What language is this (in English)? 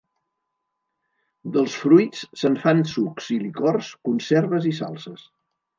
Catalan